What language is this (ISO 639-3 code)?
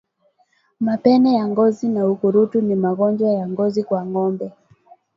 swa